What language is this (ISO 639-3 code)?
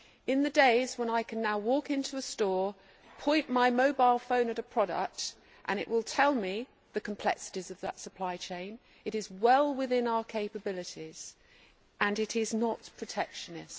eng